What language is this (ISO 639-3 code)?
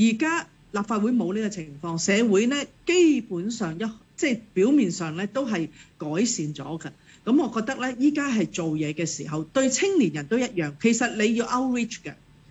zho